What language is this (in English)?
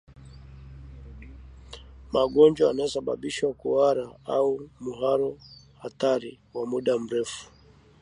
Swahili